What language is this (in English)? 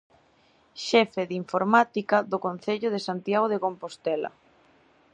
Galician